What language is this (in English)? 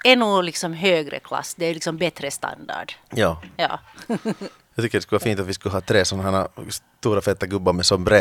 Swedish